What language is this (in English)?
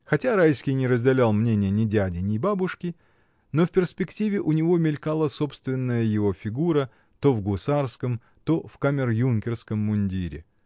Russian